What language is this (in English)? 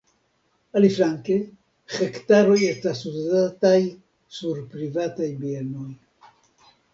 Esperanto